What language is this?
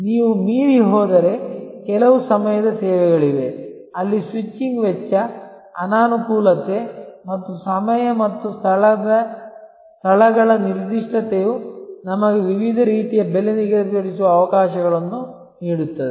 Kannada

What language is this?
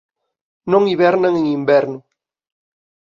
Galician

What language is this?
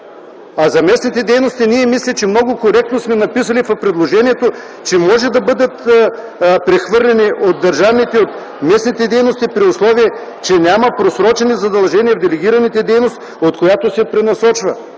Bulgarian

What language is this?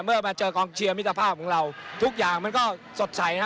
Thai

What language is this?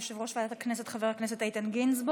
Hebrew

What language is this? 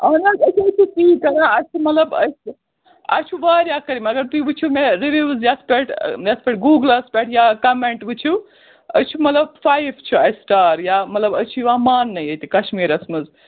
Kashmiri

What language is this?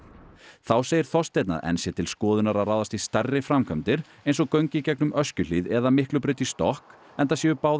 Icelandic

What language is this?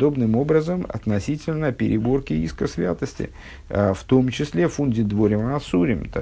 Russian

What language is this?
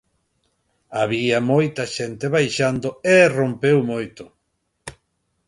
Galician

